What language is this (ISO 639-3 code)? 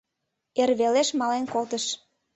chm